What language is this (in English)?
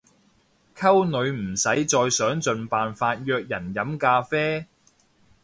Cantonese